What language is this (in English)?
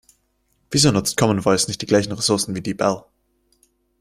German